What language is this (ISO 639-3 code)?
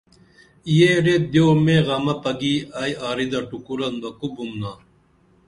dml